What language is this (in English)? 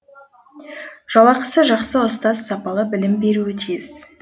Kazakh